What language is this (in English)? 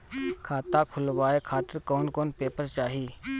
Bhojpuri